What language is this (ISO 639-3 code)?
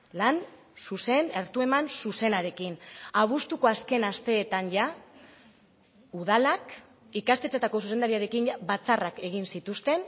eus